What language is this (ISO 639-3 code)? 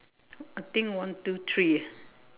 eng